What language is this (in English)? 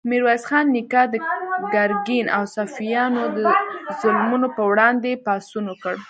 Pashto